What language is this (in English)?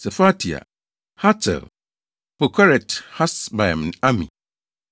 Akan